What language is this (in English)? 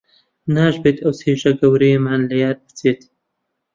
Central Kurdish